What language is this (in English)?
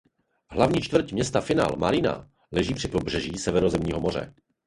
Czech